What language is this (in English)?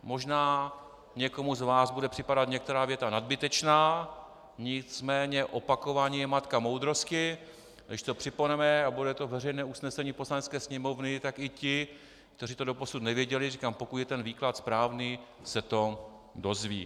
Czech